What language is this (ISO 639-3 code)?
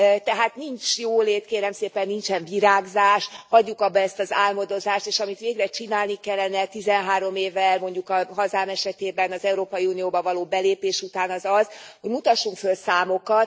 hun